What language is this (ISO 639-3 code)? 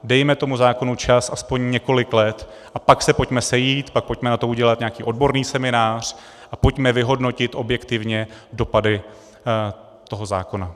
ces